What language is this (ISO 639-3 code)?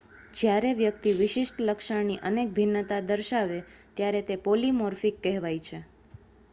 guj